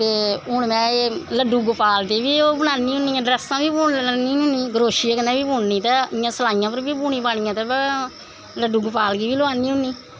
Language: Dogri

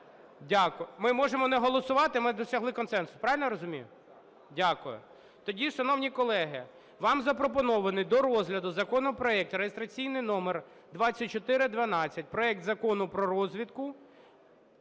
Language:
Ukrainian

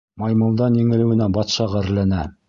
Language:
Bashkir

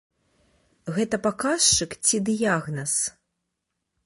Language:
Belarusian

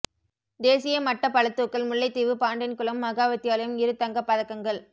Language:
Tamil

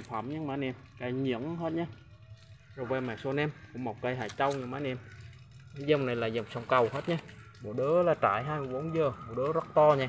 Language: Vietnamese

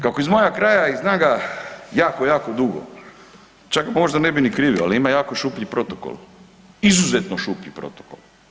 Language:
Croatian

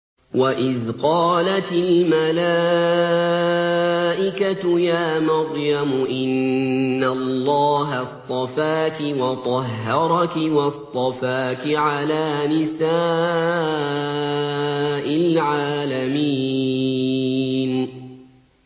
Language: Arabic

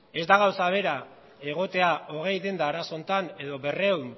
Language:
Basque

